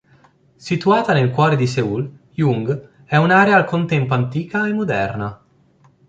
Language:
Italian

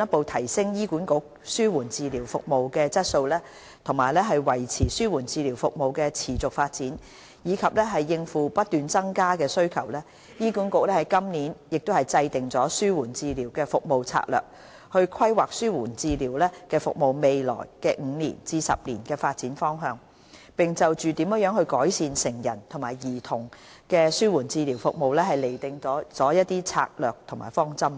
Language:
Cantonese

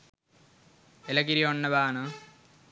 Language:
Sinhala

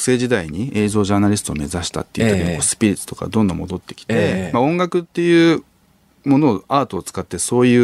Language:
Japanese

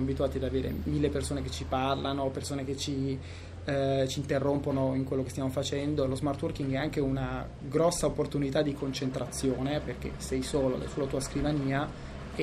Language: Italian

